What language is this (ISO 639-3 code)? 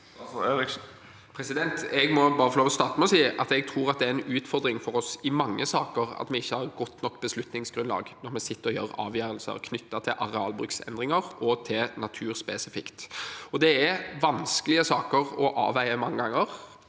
nor